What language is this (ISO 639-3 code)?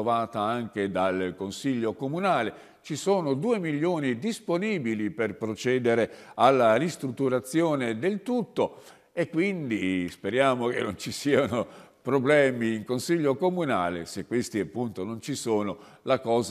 ita